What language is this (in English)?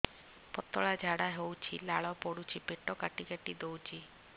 Odia